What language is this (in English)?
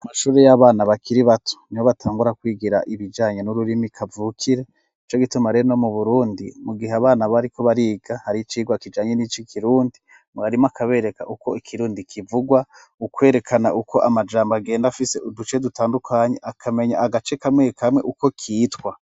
Rundi